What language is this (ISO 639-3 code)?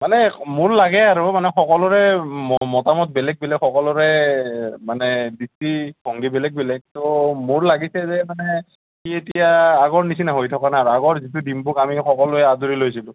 asm